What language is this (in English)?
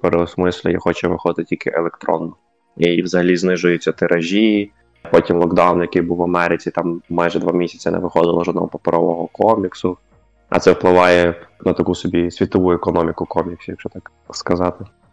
Ukrainian